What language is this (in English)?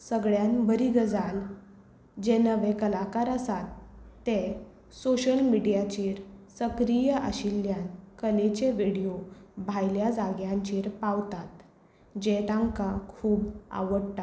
Konkani